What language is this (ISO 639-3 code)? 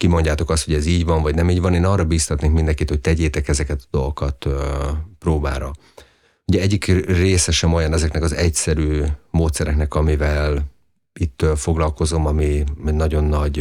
hun